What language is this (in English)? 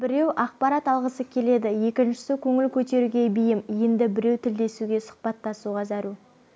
Kazakh